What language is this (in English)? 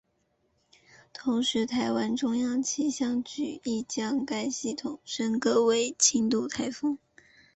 Chinese